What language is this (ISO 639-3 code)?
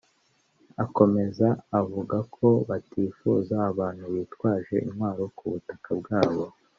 kin